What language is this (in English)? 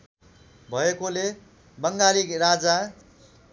Nepali